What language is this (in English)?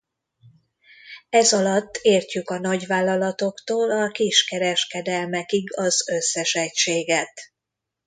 Hungarian